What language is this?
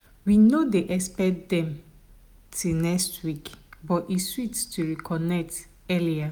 Nigerian Pidgin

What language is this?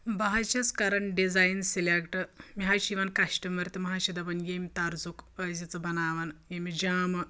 Kashmiri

